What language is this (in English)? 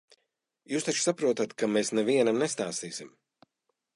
Latvian